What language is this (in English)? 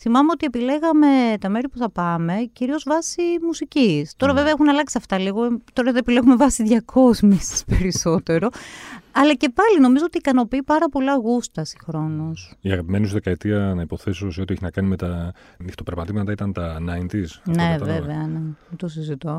Greek